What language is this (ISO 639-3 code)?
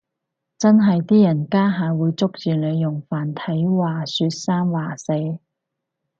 yue